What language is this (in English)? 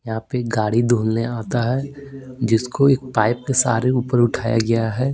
Hindi